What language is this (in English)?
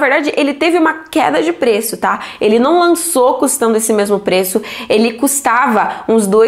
Portuguese